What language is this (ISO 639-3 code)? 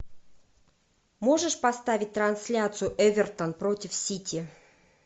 rus